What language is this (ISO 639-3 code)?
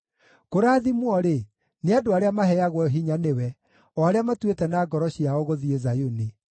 kik